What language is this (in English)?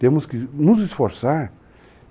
Portuguese